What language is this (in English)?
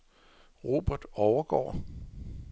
Danish